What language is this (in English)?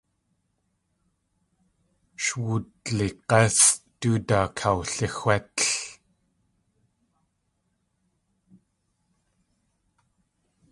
Tlingit